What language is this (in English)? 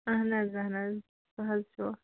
Kashmiri